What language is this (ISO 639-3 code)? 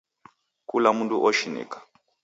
dav